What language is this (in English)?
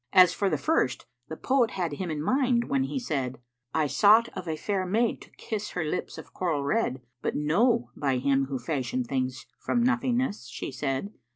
English